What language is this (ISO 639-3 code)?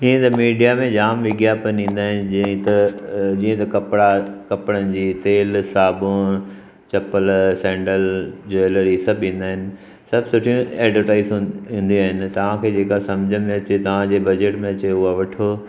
snd